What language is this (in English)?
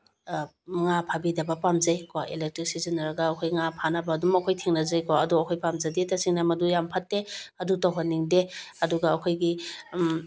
Manipuri